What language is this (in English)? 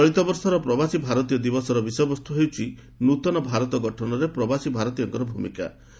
Odia